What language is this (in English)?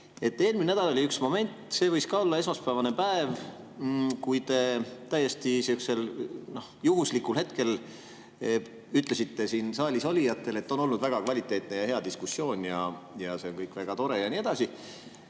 Estonian